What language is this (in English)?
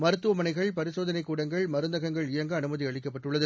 Tamil